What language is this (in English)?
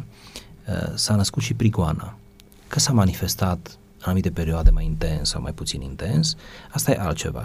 Romanian